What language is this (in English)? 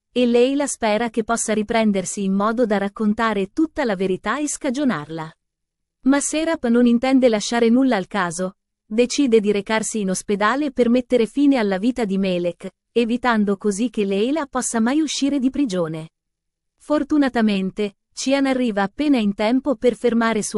Italian